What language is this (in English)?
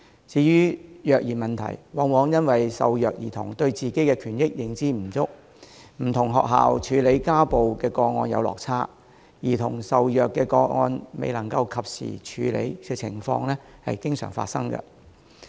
Cantonese